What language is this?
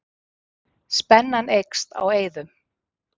Icelandic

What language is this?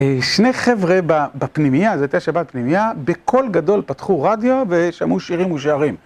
Hebrew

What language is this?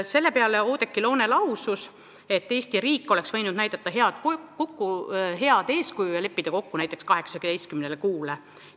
Estonian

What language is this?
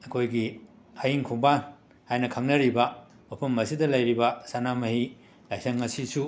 Manipuri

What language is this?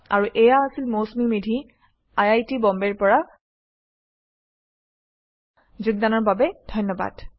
Assamese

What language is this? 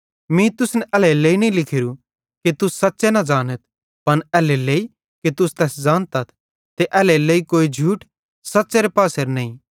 Bhadrawahi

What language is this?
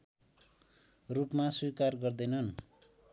Nepali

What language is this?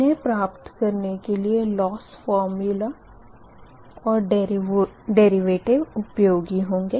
Hindi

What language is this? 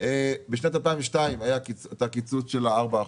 Hebrew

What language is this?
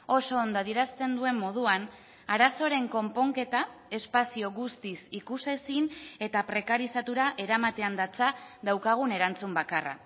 Basque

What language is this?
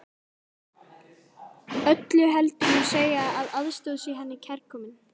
Icelandic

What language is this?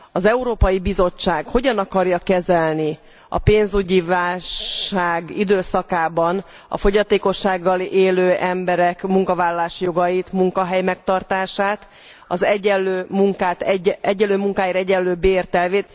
Hungarian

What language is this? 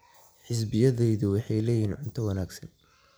Somali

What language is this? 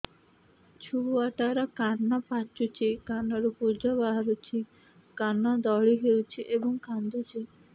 Odia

